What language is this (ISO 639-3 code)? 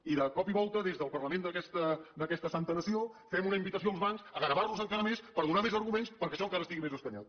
cat